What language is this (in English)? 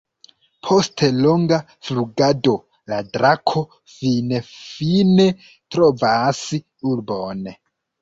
Esperanto